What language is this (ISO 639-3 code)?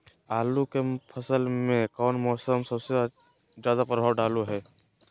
mag